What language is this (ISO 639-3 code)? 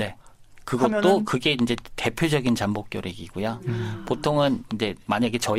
kor